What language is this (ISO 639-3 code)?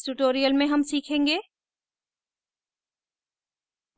hin